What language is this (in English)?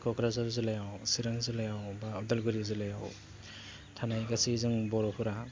Bodo